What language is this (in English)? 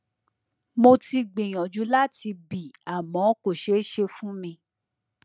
Yoruba